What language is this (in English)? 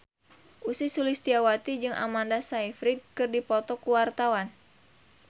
Sundanese